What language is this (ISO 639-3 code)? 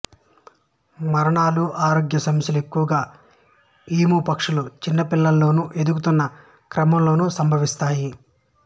tel